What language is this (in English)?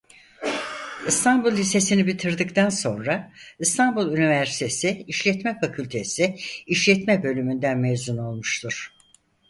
Turkish